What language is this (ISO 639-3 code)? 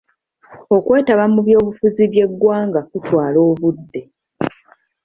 lug